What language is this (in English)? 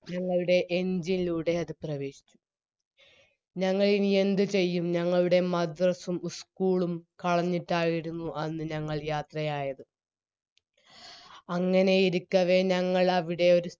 Malayalam